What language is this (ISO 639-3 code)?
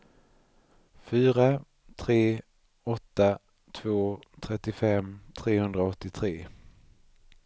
swe